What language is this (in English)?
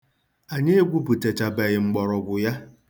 Igbo